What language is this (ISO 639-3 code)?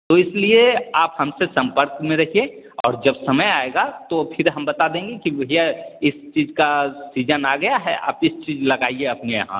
hin